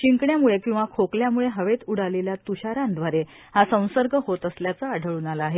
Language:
Marathi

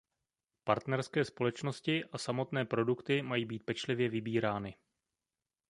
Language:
Czech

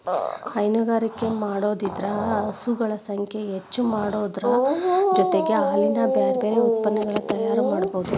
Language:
Kannada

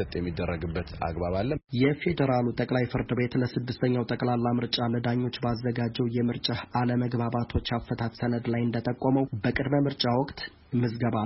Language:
Amharic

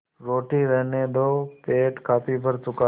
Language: Hindi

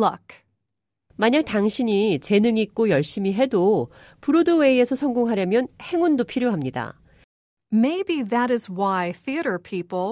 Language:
Korean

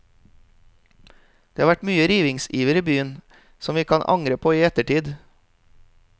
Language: Norwegian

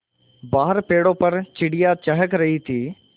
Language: Hindi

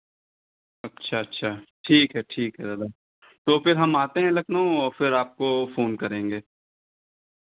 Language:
Hindi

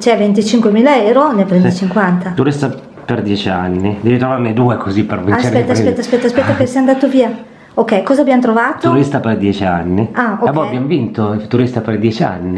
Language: Italian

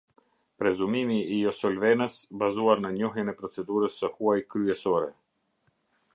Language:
Albanian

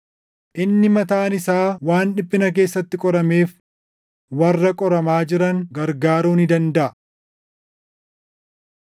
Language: Oromo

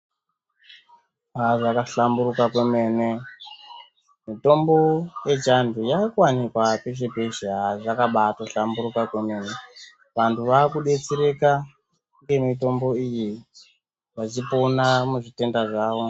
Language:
Ndau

